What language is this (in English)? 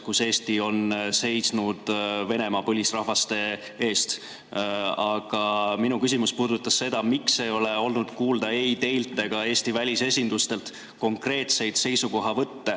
Estonian